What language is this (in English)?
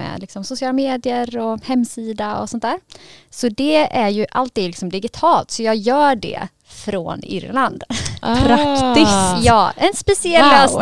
Swedish